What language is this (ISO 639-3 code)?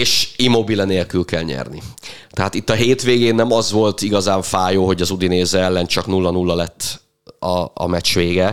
hun